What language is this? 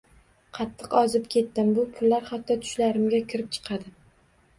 Uzbek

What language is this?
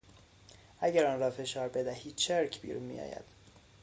Persian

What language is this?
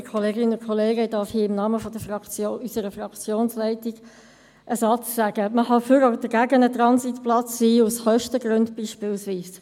Swiss German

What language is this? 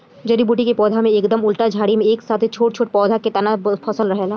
Bhojpuri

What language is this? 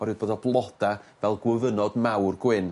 Welsh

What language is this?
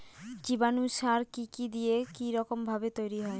Bangla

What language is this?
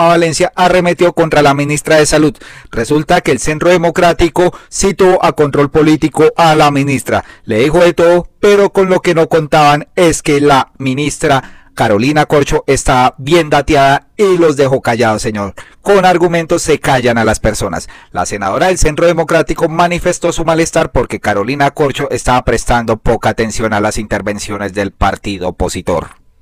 Spanish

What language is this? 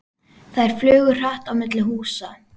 Icelandic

